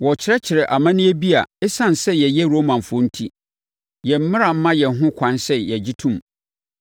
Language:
Akan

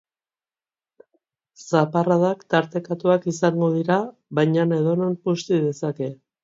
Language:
Basque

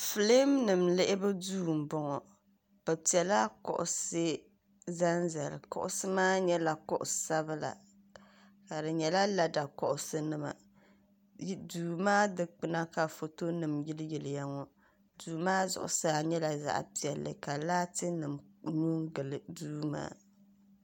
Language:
Dagbani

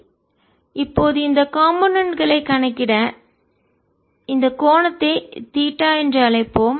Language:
Tamil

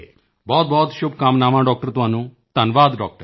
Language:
Punjabi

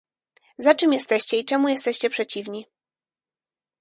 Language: Polish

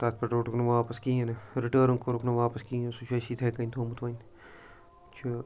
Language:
Kashmiri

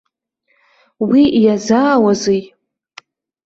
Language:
Abkhazian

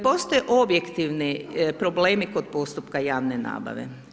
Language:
Croatian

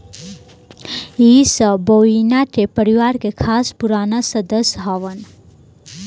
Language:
Bhojpuri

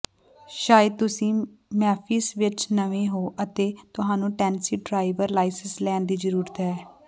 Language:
Punjabi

